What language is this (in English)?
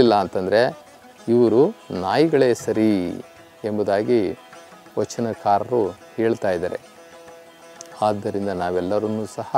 Hindi